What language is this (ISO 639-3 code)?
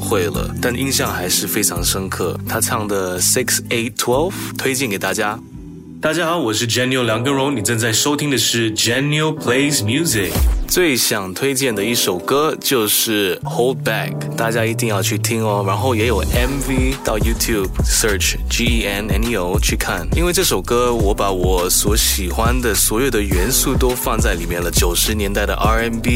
zho